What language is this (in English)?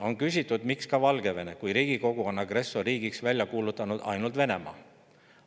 Estonian